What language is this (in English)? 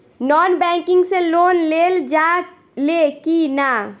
Bhojpuri